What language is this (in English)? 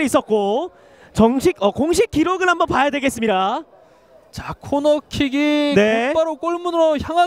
Korean